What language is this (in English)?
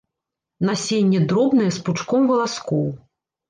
Belarusian